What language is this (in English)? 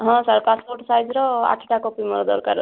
Odia